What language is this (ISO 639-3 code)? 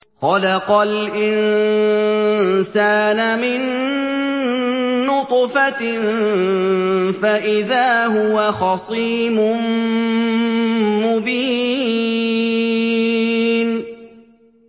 ara